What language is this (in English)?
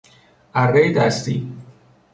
Persian